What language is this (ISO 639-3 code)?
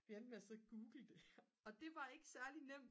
dan